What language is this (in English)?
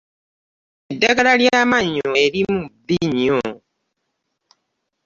Ganda